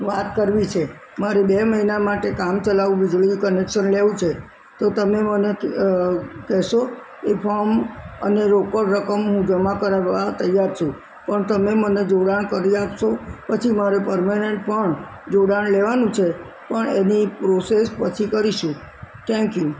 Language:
Gujarati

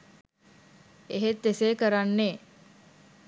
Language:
Sinhala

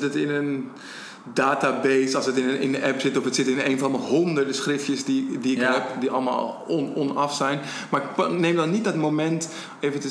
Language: Dutch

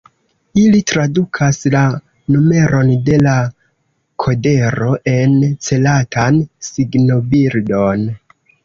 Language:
Esperanto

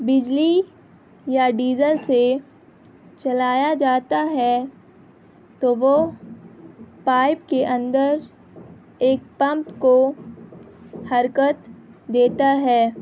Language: Urdu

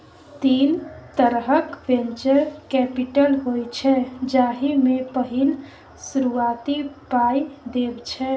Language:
Maithili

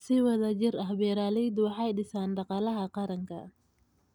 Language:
Somali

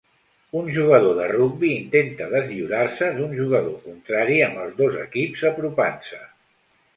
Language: Catalan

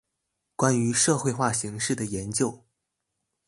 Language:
Chinese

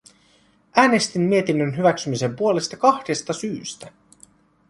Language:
Finnish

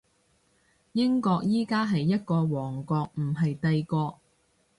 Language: Cantonese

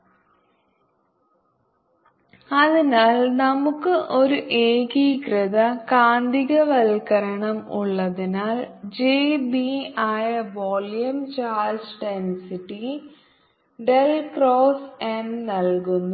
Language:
Malayalam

